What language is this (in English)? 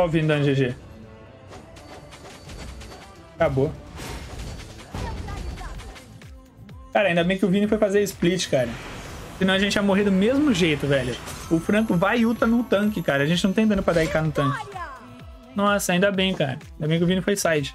Portuguese